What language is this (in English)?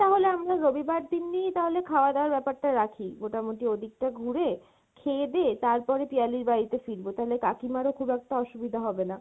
Bangla